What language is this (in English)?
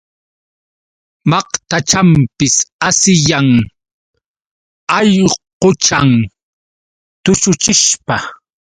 Yauyos Quechua